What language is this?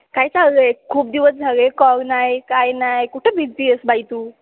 Marathi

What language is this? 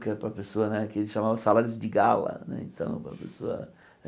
Portuguese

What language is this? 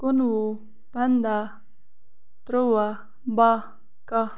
Kashmiri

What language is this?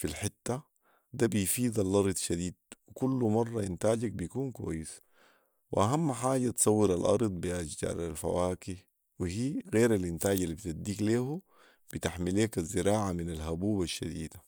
Sudanese Arabic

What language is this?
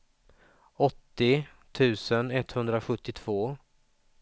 Swedish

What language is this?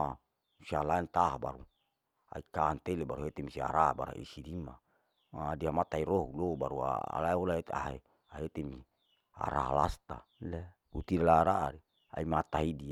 Larike-Wakasihu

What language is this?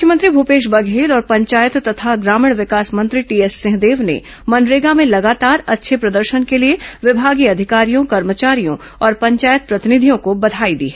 Hindi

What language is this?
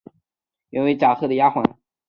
Chinese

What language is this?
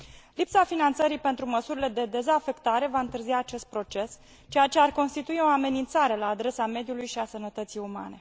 Romanian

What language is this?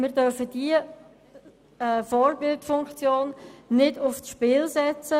Swiss German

